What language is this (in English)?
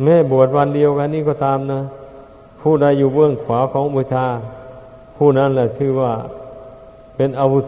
Thai